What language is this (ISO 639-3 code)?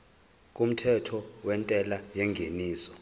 zul